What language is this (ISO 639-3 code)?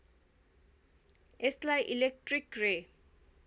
nep